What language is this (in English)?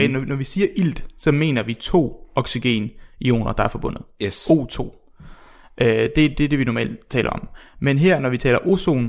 Danish